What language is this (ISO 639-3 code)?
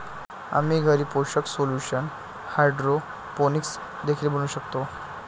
mar